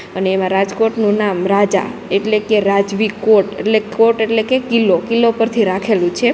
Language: Gujarati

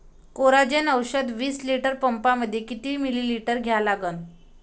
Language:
Marathi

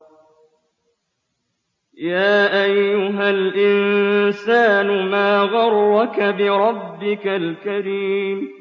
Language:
Arabic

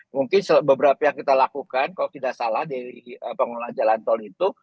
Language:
Indonesian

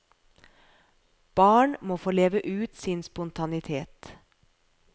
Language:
Norwegian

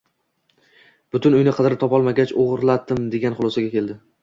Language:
Uzbek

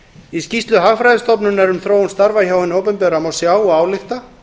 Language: Icelandic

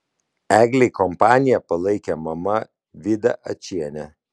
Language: Lithuanian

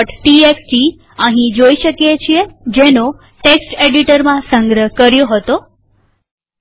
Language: Gujarati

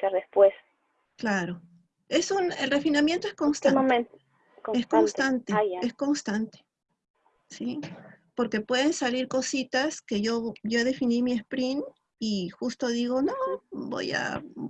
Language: Spanish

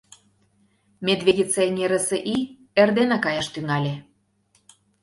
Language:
Mari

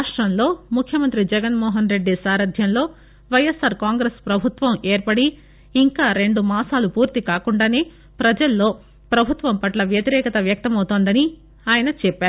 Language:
Telugu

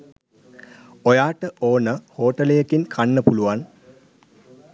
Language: Sinhala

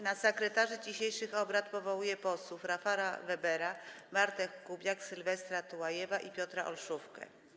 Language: Polish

